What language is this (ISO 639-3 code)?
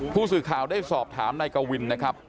tha